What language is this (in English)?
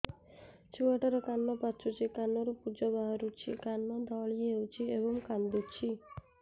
Odia